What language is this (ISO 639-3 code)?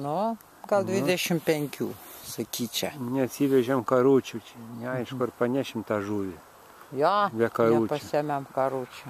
lit